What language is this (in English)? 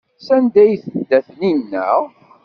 Kabyle